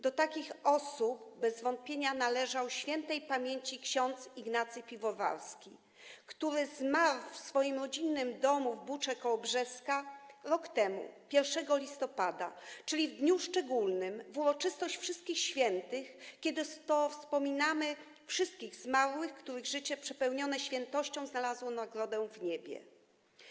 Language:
Polish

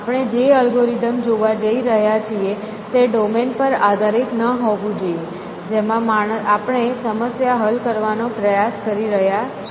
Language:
Gujarati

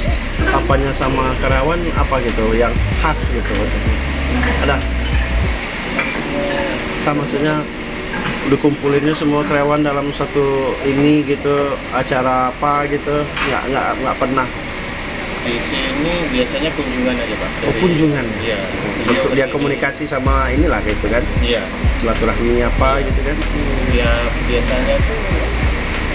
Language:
Indonesian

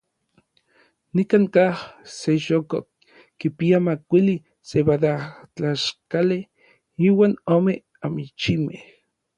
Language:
Orizaba Nahuatl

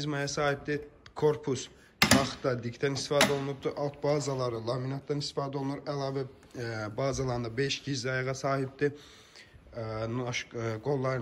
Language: Turkish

